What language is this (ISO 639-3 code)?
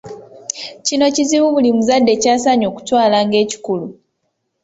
lug